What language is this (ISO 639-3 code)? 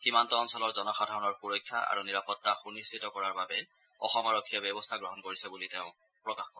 asm